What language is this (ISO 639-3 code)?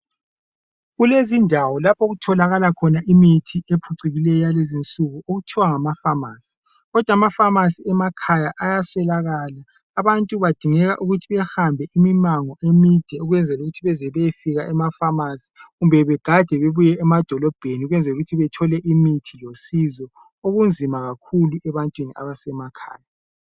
nde